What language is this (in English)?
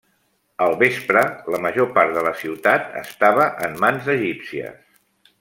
Catalan